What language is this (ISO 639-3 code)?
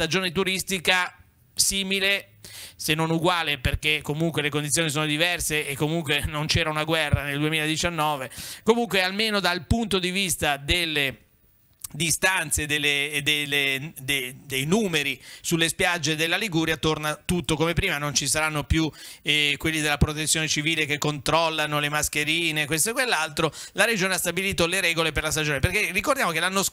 ita